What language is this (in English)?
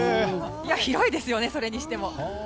Japanese